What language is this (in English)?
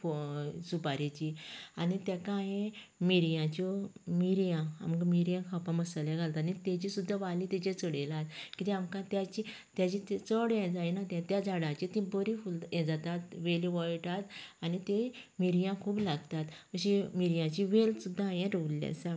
Konkani